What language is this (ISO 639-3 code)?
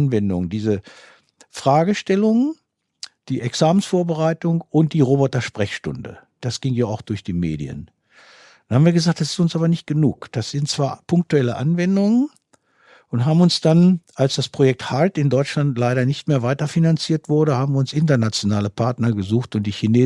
deu